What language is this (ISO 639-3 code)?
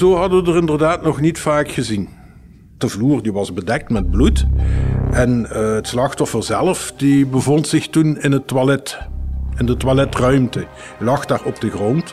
nld